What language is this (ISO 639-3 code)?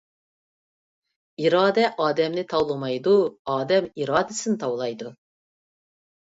uig